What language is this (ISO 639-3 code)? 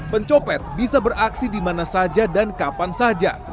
ind